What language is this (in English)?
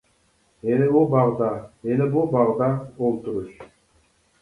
Uyghur